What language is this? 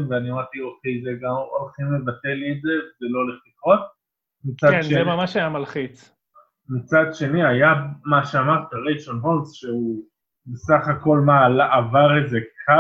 Hebrew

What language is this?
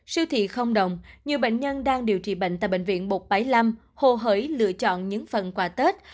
Vietnamese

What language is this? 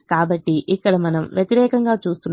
Telugu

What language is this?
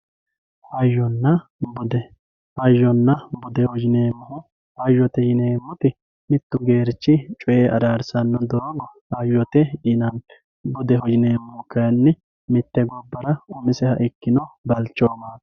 Sidamo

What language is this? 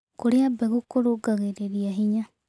Kikuyu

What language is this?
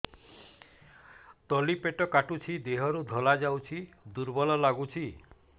Odia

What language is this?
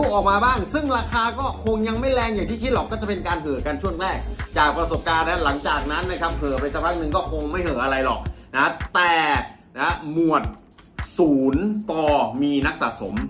Thai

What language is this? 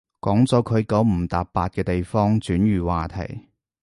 Cantonese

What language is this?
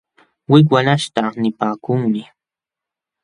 Jauja Wanca Quechua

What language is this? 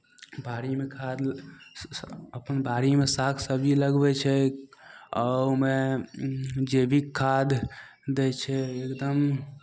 Maithili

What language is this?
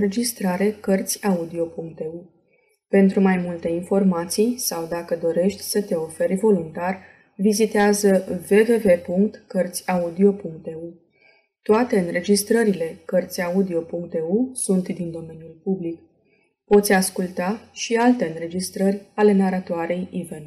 Romanian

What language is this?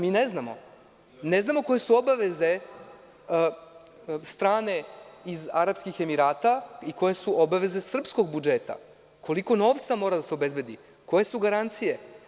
Serbian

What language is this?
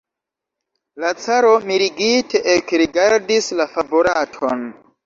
Esperanto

